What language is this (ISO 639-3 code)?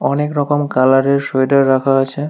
ben